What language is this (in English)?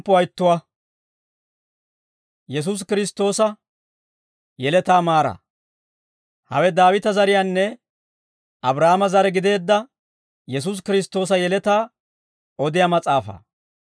Dawro